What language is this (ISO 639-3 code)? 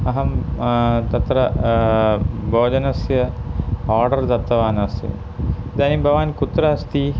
san